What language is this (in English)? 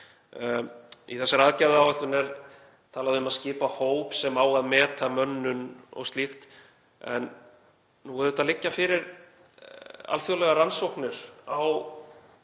Icelandic